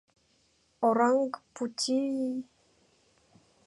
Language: Mari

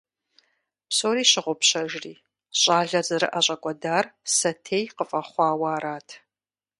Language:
Kabardian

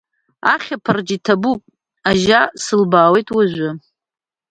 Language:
Abkhazian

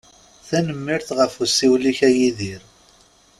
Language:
Kabyle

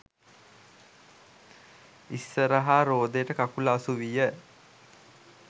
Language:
Sinhala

